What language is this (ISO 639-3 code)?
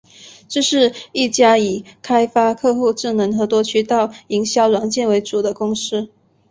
zho